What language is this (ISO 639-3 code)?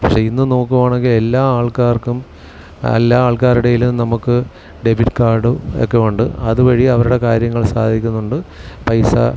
mal